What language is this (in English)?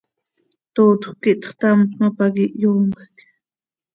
Seri